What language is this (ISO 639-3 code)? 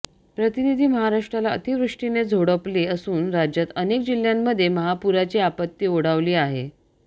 mar